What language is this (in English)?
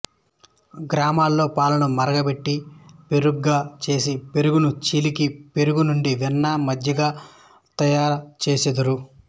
Telugu